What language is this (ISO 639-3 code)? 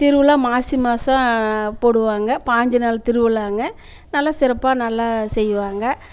tam